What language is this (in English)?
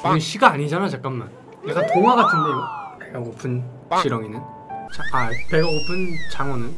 Korean